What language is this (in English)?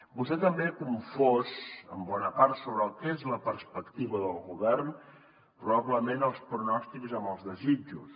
Catalan